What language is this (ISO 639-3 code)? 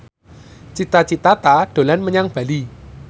jav